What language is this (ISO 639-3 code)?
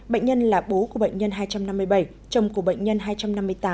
vie